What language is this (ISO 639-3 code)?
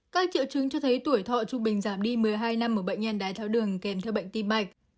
vie